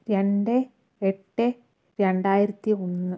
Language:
Malayalam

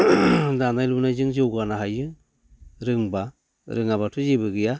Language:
Bodo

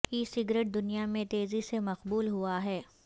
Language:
Urdu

